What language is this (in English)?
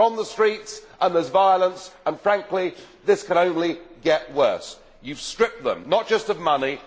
English